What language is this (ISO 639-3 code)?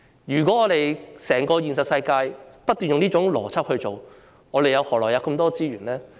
yue